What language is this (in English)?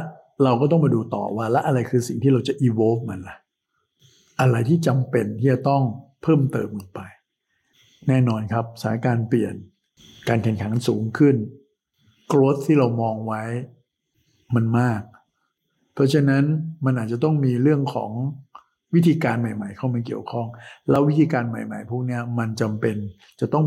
Thai